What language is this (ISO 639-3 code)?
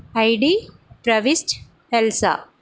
tel